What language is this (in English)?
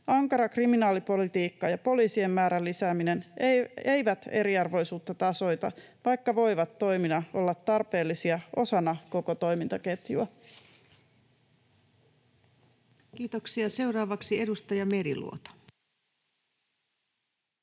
Finnish